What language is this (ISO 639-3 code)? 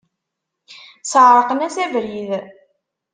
kab